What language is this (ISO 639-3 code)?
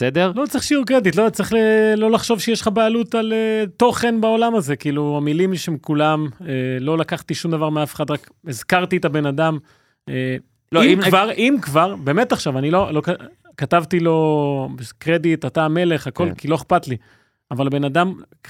heb